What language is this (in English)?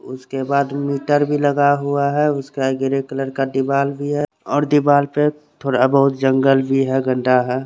Hindi